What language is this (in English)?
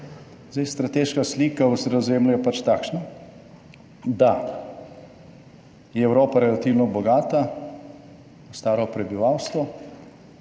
Slovenian